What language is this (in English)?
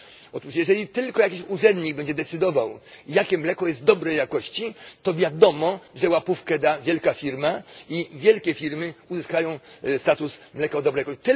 Polish